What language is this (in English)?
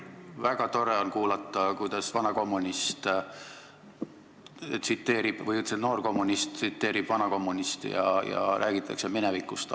Estonian